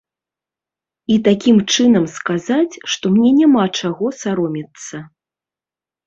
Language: Belarusian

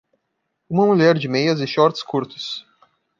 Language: Portuguese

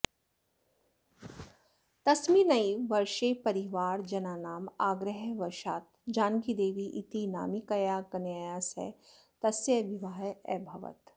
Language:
Sanskrit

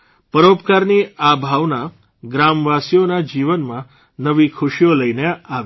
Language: Gujarati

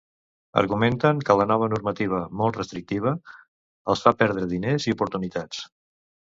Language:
Catalan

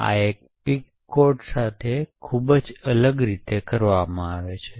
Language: Gujarati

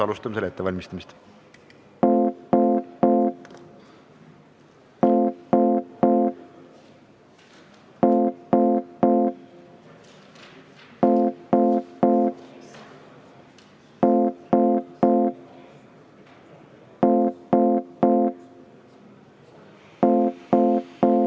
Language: Estonian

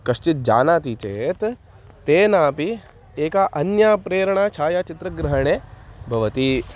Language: Sanskrit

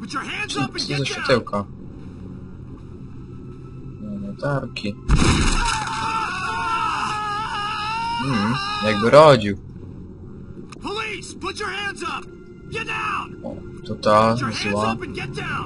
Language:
Polish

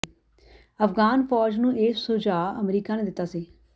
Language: Punjabi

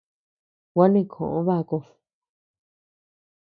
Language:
Tepeuxila Cuicatec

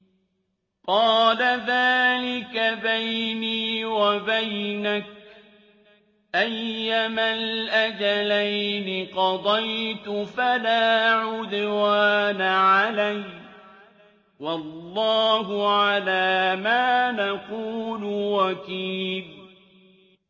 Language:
Arabic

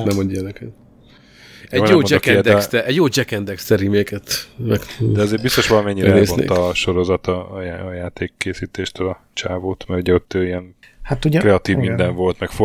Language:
Hungarian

